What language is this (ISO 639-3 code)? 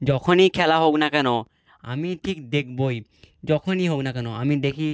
ben